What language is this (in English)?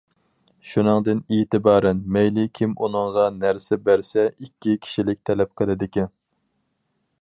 Uyghur